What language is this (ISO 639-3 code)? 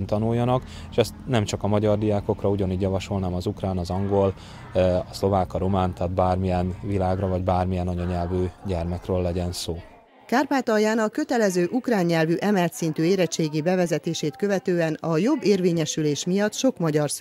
hun